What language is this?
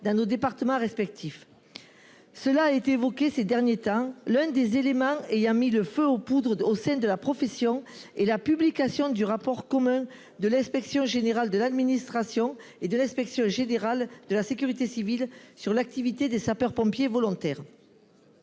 French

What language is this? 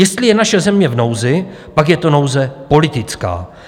Czech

